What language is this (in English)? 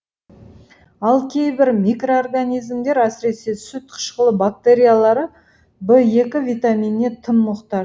Kazakh